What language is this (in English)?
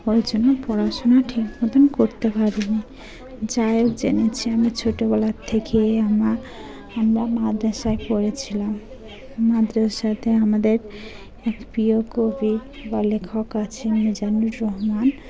Bangla